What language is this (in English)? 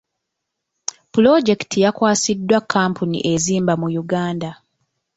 Ganda